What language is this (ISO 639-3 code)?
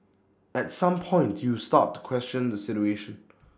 eng